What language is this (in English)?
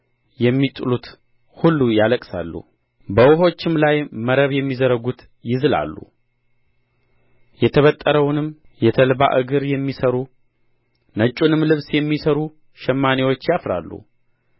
Amharic